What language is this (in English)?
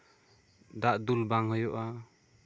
Santali